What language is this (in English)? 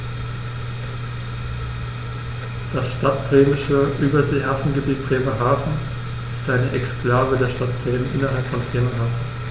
German